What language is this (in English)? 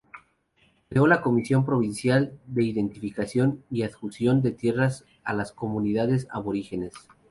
Spanish